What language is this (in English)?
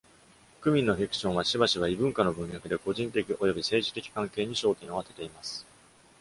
Japanese